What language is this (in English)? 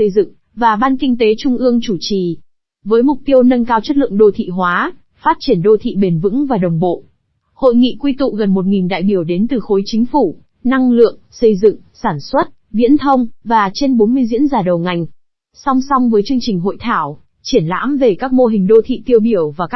Vietnamese